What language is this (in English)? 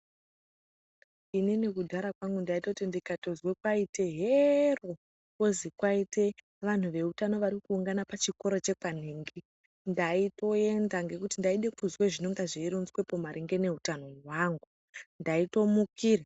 Ndau